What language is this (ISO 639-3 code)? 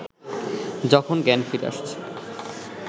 ben